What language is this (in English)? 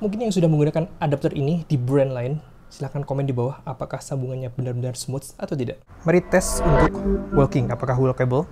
Indonesian